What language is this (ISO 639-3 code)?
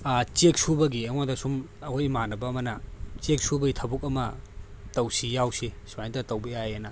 mni